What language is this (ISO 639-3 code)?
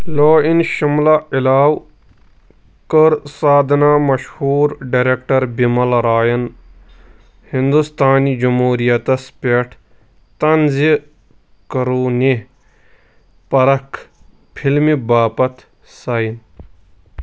kas